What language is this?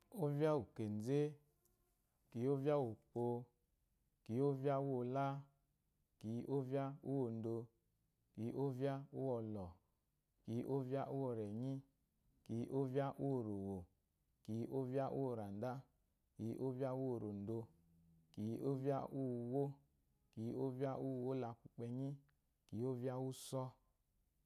Eloyi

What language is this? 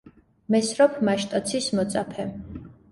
Georgian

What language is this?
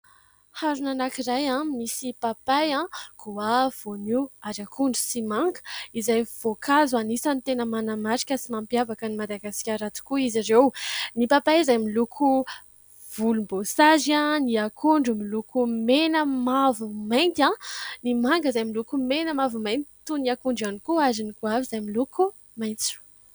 Malagasy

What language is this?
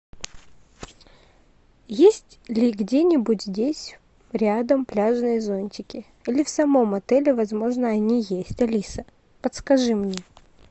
Russian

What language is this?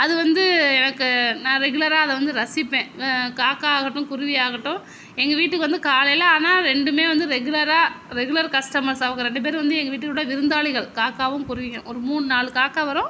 Tamil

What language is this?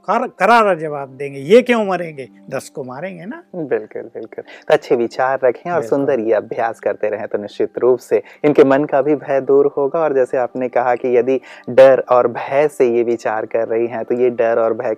Hindi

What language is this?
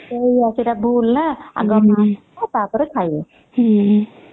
Odia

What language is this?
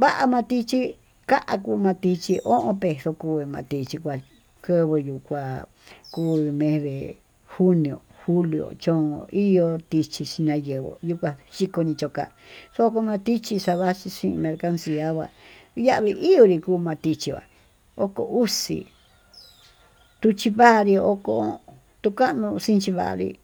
Tututepec Mixtec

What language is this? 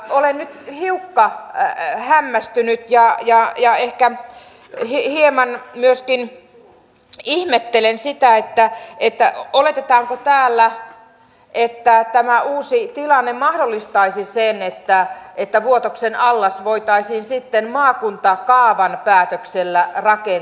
Finnish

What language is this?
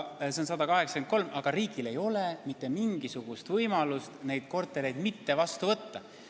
Estonian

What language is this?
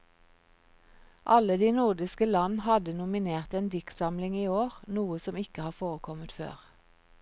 Norwegian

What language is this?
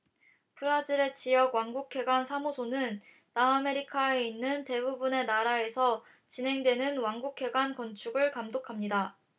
Korean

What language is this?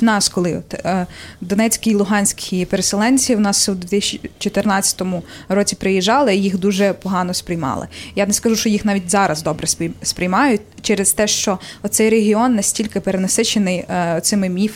Ukrainian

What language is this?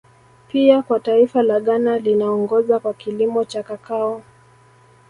Swahili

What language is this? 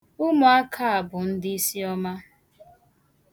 Igbo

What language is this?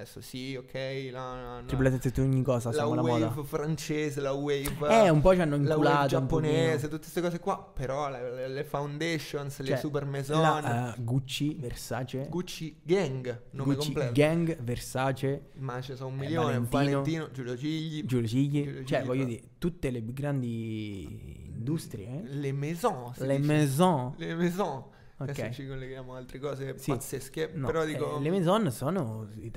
Italian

